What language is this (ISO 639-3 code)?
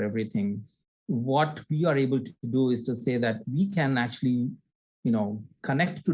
eng